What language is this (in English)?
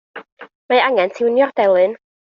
Welsh